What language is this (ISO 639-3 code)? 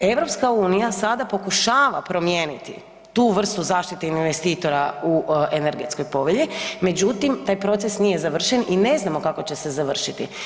hrv